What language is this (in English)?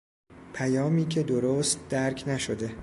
Persian